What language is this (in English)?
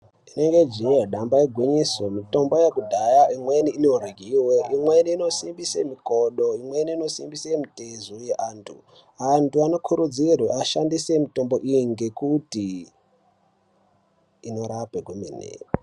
Ndau